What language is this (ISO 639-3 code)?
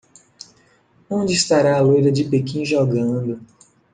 por